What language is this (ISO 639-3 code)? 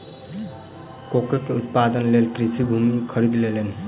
mai